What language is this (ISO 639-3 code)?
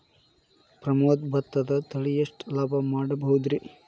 kan